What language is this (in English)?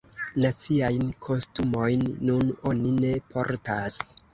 Esperanto